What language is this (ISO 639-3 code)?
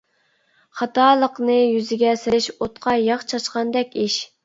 uig